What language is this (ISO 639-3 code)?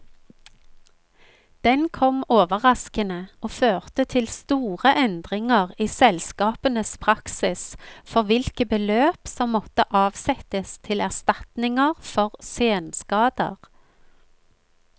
nor